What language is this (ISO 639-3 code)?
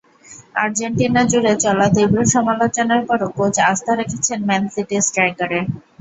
ben